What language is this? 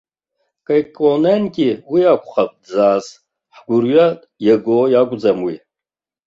Abkhazian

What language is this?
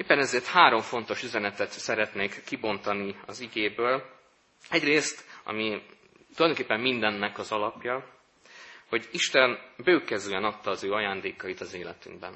Hungarian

